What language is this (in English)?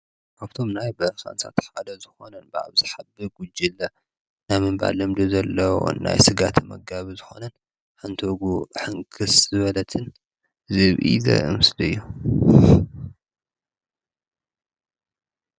Tigrinya